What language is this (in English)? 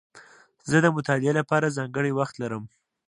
Pashto